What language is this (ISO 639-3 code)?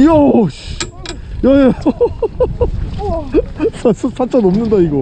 kor